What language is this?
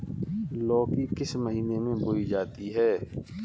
Hindi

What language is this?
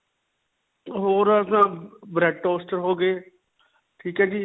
Punjabi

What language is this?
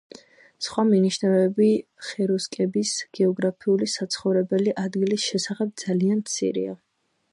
Georgian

